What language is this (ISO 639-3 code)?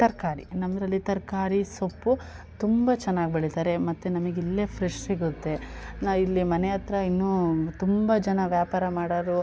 kan